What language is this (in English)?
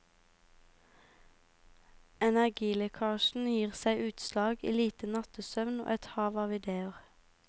Norwegian